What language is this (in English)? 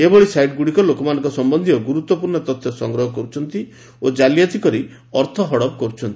Odia